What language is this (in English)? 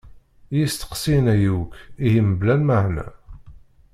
Kabyle